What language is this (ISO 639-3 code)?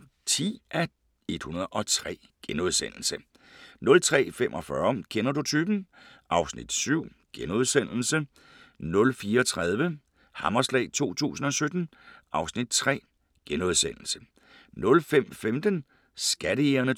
dan